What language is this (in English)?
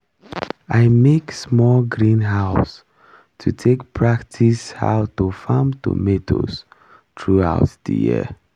Nigerian Pidgin